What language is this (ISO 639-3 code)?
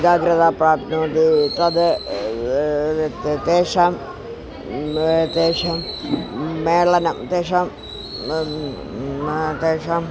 san